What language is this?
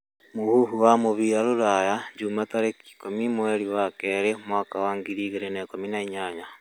Kikuyu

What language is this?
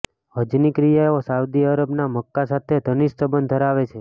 Gujarati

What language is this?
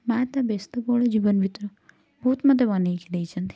Odia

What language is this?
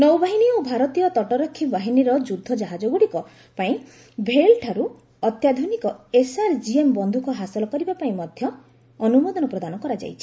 Odia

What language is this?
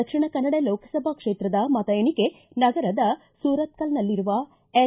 Kannada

